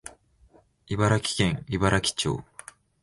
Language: Japanese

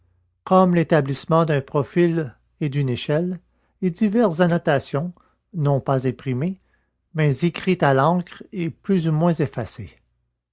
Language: French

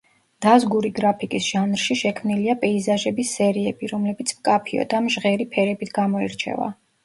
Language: Georgian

